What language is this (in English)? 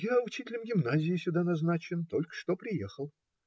Russian